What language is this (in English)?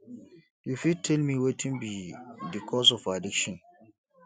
Nigerian Pidgin